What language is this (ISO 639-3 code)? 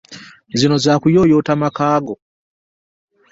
lug